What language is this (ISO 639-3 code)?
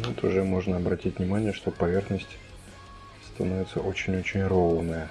rus